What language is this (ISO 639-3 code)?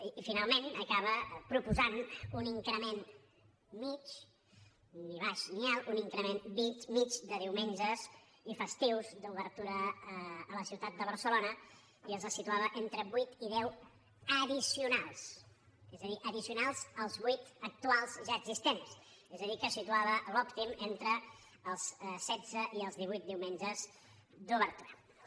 cat